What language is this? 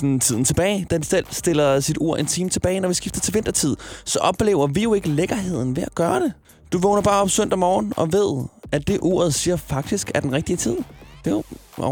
Danish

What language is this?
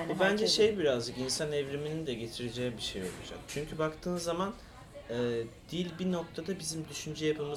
Turkish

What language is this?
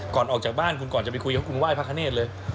Thai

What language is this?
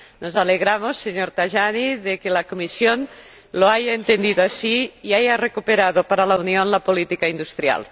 Spanish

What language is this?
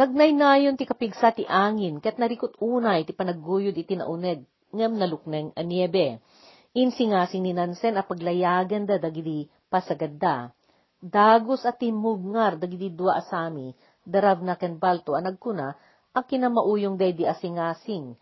Filipino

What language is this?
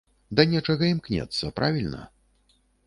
Belarusian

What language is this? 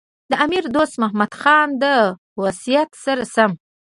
Pashto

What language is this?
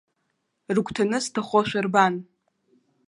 Abkhazian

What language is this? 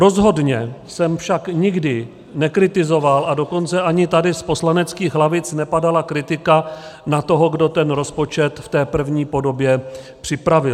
Czech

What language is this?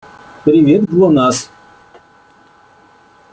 Russian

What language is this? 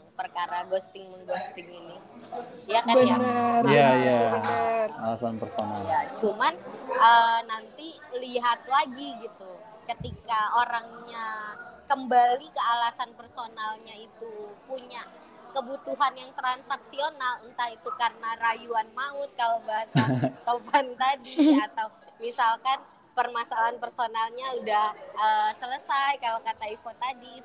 Indonesian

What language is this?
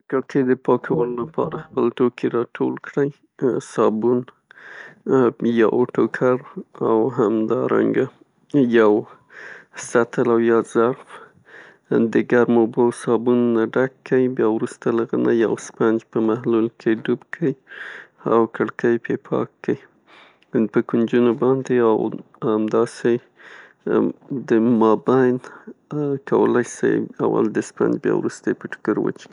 Pashto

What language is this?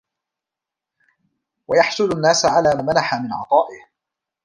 Arabic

